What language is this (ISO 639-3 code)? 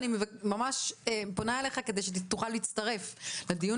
heb